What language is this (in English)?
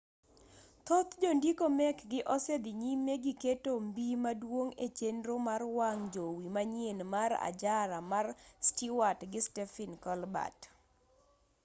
Luo (Kenya and Tanzania)